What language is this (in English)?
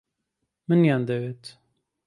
Central Kurdish